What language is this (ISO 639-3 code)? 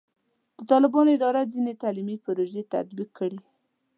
pus